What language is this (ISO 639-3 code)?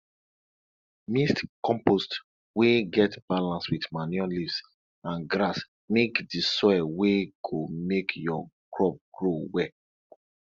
pcm